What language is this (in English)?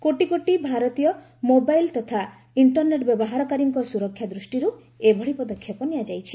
Odia